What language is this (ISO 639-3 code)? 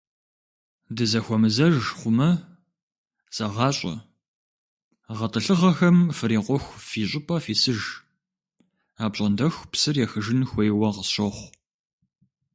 kbd